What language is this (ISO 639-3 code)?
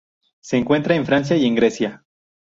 spa